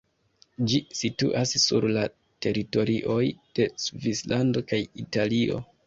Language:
Esperanto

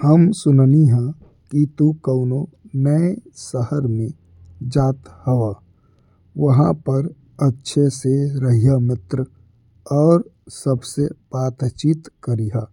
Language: Bhojpuri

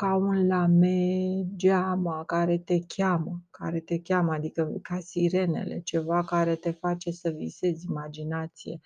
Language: Romanian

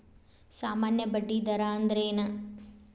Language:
Kannada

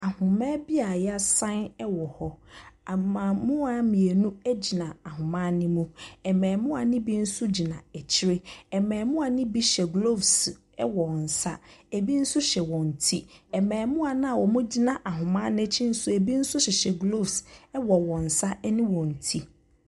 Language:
Akan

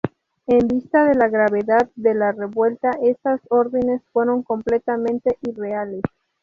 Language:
Spanish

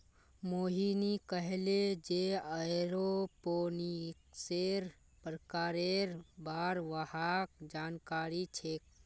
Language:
Magahi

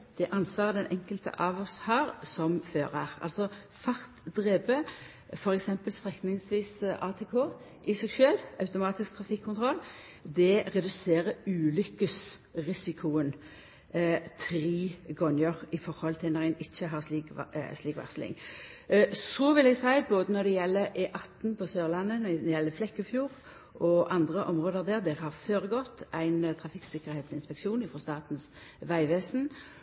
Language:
Norwegian Nynorsk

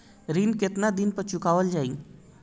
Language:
Bhojpuri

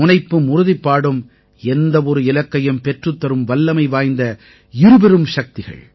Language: Tamil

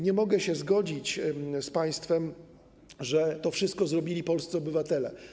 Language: Polish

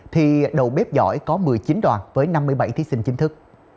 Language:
Vietnamese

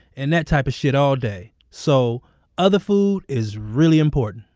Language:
English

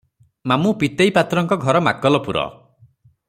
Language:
Odia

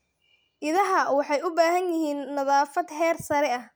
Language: Somali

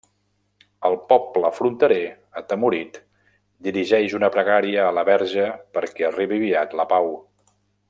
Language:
Catalan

